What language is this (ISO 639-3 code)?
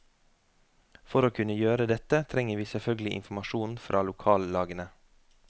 nor